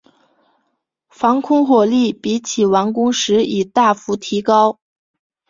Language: Chinese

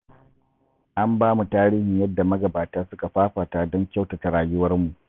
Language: Hausa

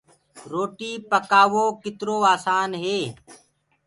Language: Gurgula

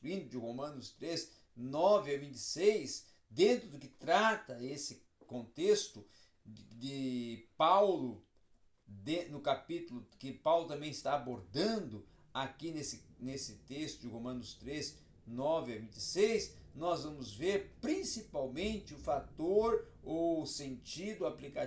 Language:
Portuguese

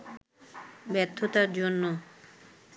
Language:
Bangla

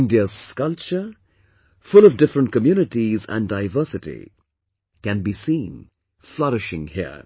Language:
English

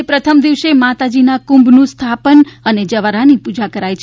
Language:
Gujarati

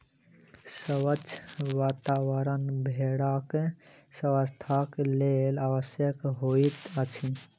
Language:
Maithili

